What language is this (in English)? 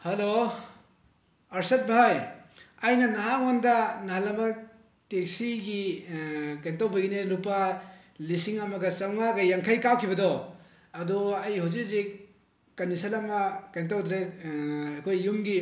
Manipuri